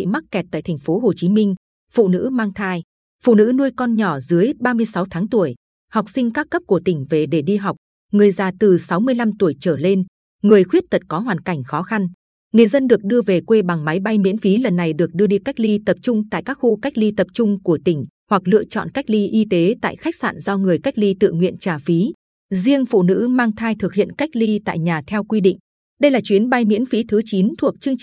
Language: Vietnamese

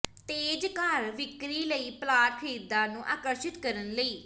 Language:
Punjabi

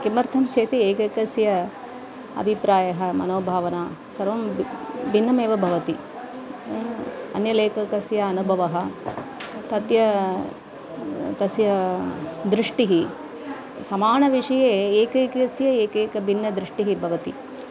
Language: Sanskrit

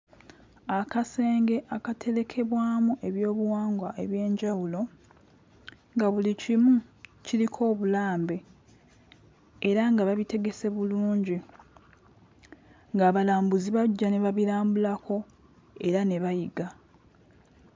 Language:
Ganda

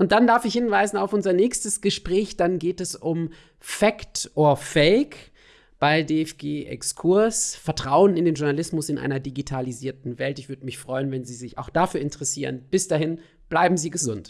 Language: German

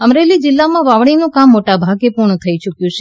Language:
Gujarati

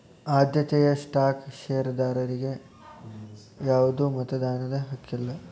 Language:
Kannada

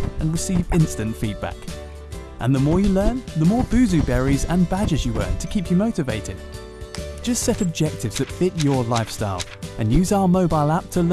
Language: Thai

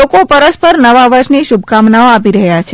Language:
Gujarati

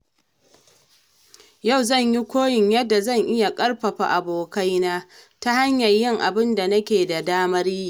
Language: Hausa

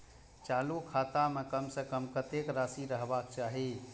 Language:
Maithili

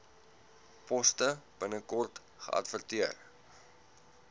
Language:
Afrikaans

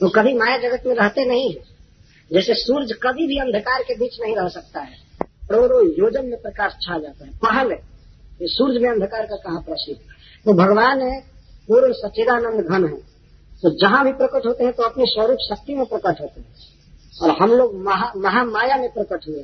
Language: Hindi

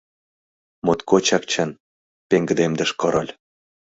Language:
Mari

